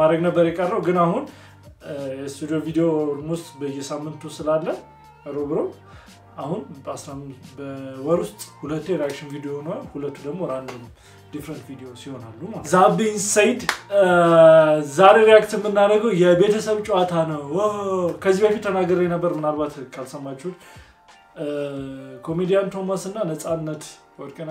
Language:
Arabic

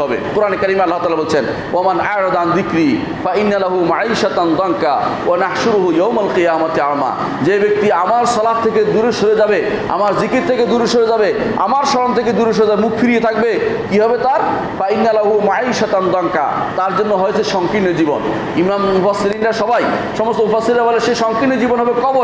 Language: Turkish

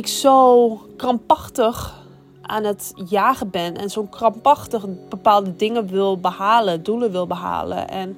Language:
Dutch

